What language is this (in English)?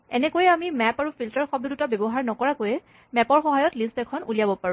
Assamese